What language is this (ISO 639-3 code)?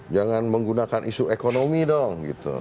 ind